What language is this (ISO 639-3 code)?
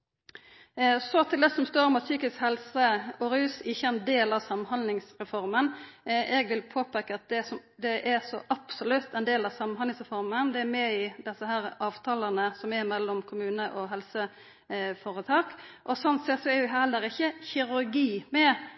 nno